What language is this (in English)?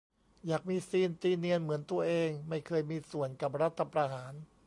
Thai